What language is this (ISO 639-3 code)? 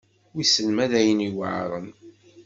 kab